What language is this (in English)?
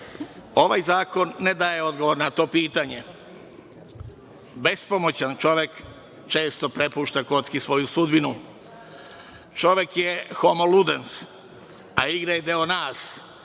Serbian